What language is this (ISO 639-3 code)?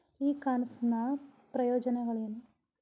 kan